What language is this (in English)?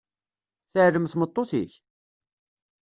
Kabyle